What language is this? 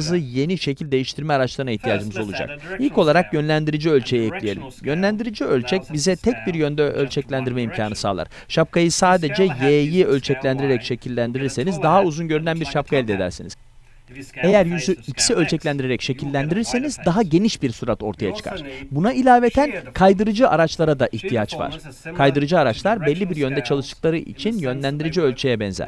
Turkish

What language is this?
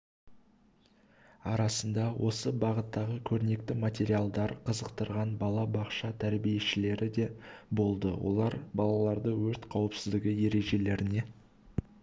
Kazakh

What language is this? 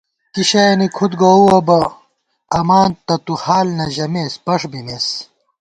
Gawar-Bati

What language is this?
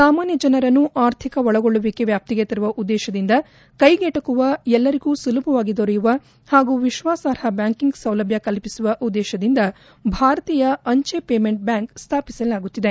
Kannada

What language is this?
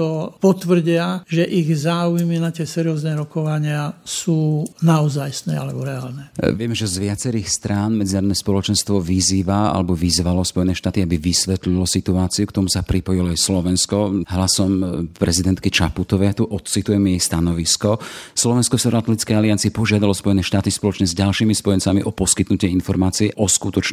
Slovak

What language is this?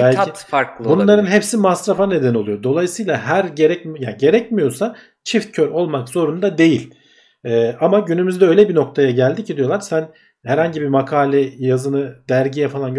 Turkish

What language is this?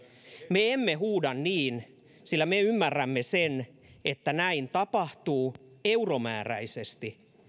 Finnish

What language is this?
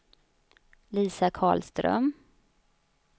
Swedish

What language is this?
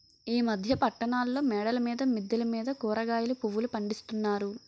Telugu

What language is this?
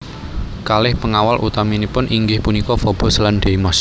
Javanese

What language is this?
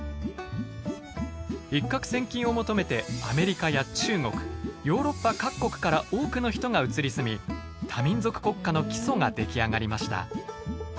Japanese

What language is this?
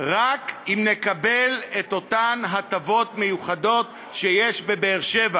Hebrew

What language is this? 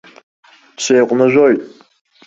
Abkhazian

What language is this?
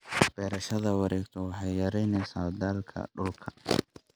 Somali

